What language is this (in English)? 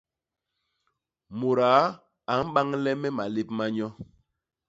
Basaa